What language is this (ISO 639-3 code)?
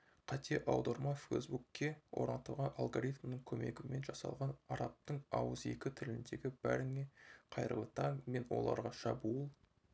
kaz